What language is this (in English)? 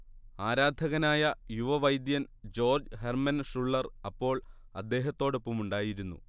Malayalam